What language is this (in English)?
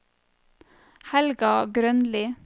Norwegian